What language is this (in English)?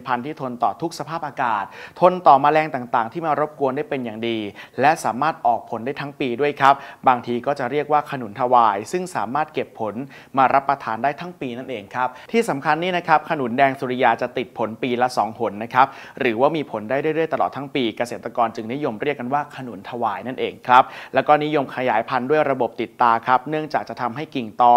Thai